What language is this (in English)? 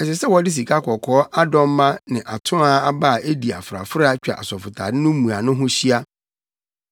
Akan